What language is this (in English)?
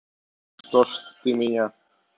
Russian